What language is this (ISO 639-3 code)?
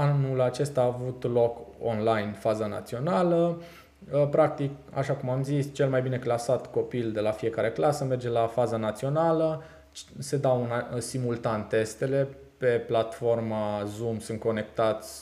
ron